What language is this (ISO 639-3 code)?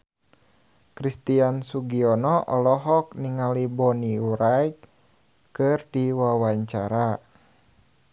sun